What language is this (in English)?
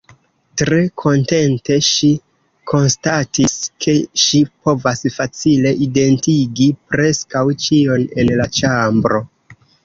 Esperanto